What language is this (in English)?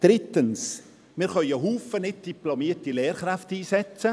Swiss German